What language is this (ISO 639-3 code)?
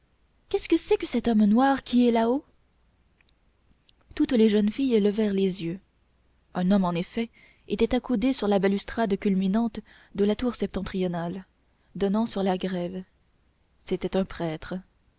fra